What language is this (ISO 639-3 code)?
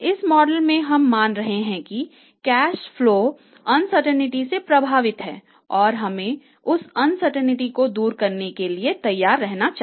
hin